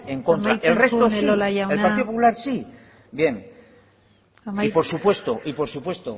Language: Spanish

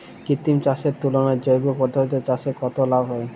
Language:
Bangla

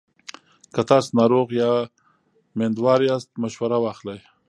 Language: Pashto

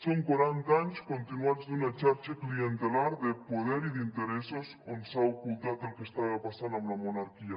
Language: Catalan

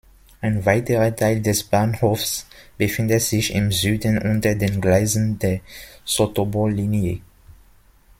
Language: German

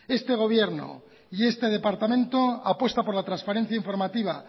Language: Spanish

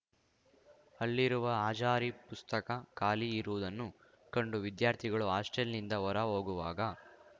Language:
Kannada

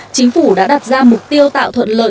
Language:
Vietnamese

